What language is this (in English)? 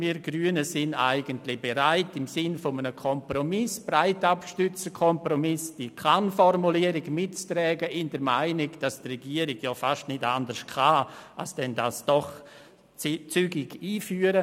Swiss German